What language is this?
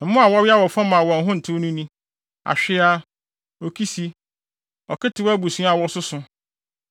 Akan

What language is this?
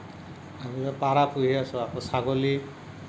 Assamese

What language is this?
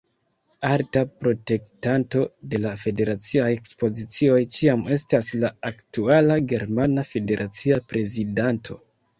Esperanto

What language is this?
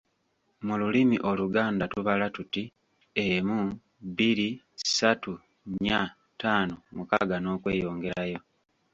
Ganda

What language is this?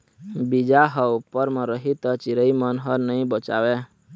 Chhattisgarhi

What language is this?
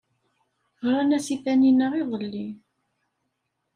Kabyle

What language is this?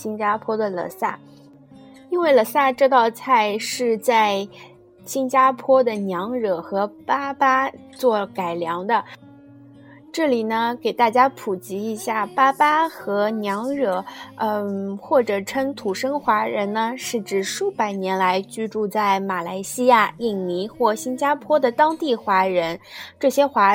Chinese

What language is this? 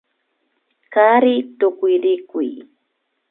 Imbabura Highland Quichua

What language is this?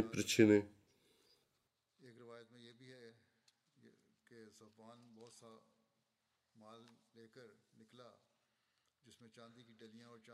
Bulgarian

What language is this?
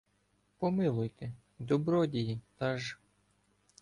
Ukrainian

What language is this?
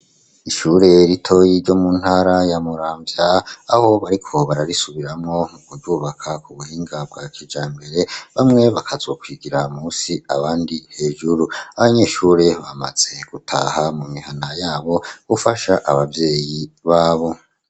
Rundi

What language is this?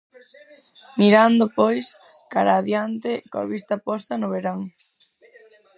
Galician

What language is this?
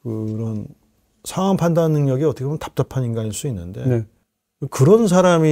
Korean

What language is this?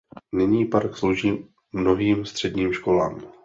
Czech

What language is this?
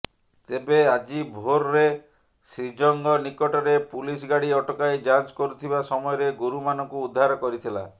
Odia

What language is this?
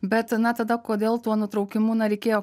Lithuanian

